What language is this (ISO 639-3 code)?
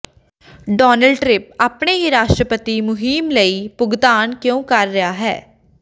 pan